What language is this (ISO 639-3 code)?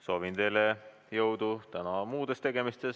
est